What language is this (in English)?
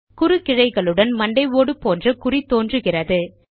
Tamil